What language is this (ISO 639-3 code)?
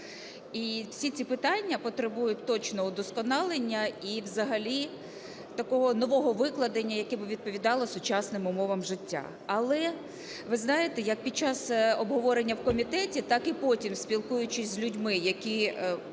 ukr